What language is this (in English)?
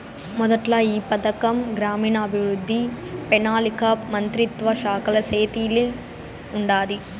Telugu